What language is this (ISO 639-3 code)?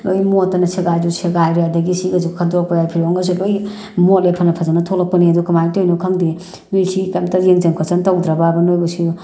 mni